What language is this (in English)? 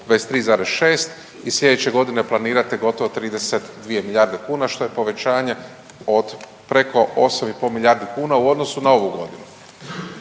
Croatian